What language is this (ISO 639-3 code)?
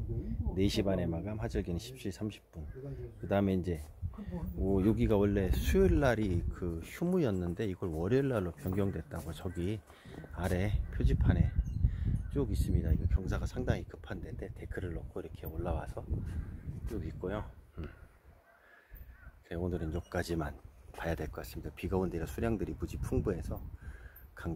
kor